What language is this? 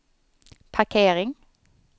Swedish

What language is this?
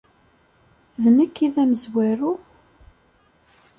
Kabyle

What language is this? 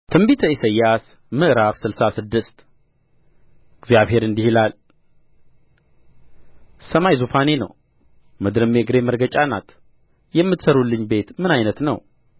Amharic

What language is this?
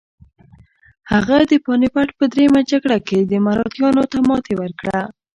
Pashto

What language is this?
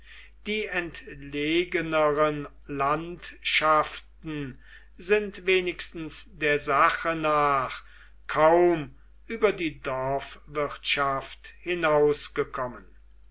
German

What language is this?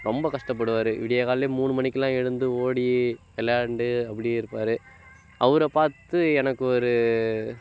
Tamil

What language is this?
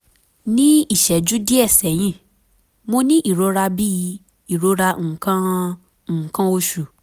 Yoruba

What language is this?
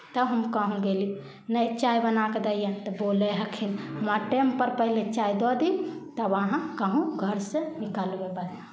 Maithili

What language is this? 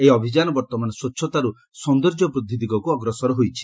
Odia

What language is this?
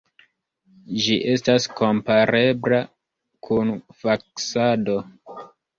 Esperanto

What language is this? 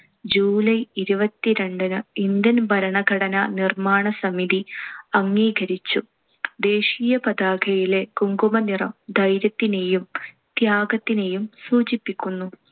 Malayalam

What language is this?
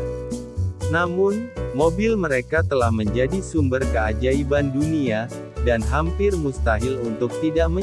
Indonesian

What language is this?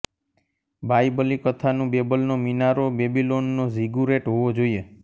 Gujarati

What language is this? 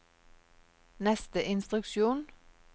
Norwegian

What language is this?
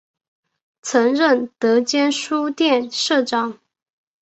Chinese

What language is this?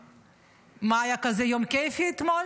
Hebrew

